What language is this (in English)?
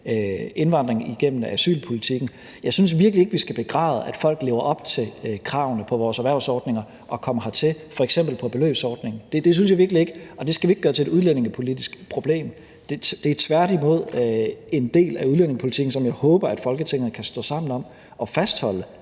Danish